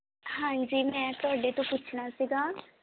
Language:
Punjabi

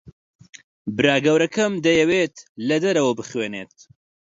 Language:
Central Kurdish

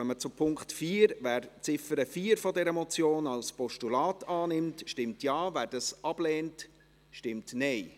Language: Swiss German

